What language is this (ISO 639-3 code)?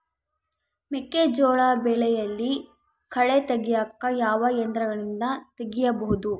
kan